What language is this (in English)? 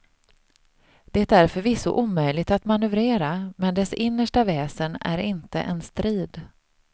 Swedish